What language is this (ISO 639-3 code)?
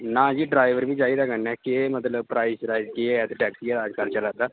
doi